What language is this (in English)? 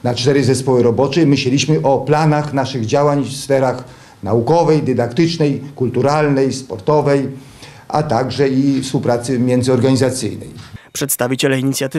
Polish